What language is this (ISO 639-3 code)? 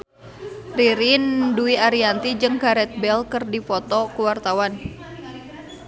sun